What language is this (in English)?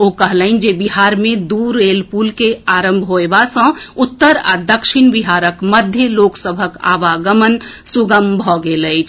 Maithili